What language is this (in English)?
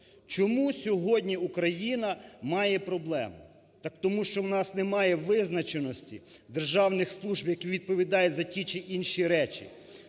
Ukrainian